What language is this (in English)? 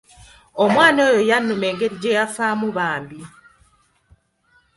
Ganda